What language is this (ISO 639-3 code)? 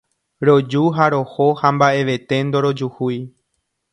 grn